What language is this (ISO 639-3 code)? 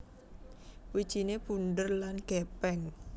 jav